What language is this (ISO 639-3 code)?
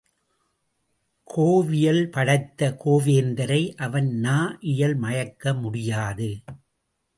tam